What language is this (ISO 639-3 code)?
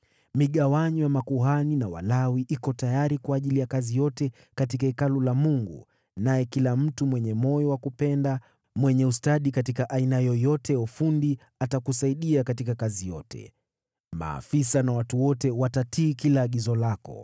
swa